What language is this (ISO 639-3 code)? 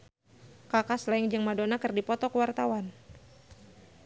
sun